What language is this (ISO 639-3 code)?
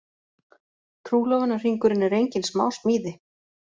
isl